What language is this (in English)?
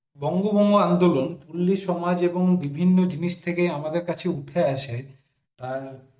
Bangla